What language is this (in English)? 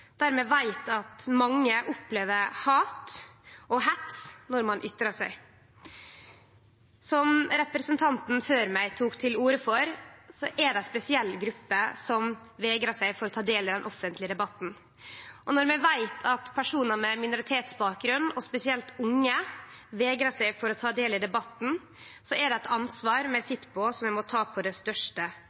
Norwegian Nynorsk